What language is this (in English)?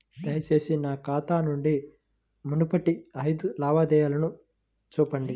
Telugu